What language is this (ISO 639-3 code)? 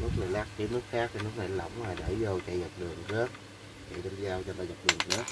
vie